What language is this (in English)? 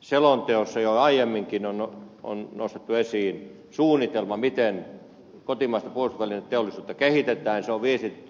Finnish